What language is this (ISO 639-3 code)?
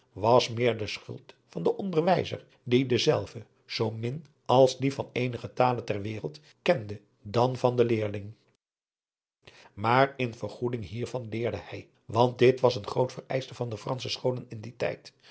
nld